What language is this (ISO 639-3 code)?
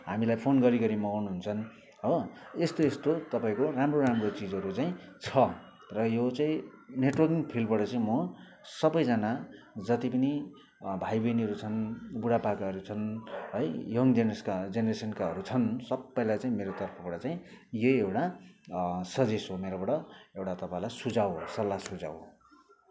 nep